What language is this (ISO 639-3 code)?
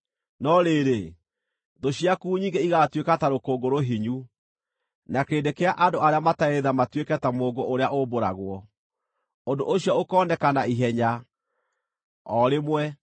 kik